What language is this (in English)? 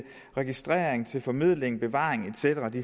Danish